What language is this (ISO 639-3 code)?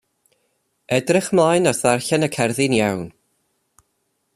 cym